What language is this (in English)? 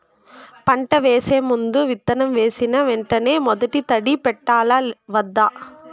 Telugu